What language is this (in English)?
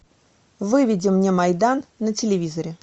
Russian